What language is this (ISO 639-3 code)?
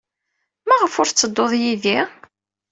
kab